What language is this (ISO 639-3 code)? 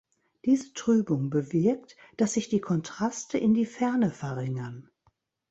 deu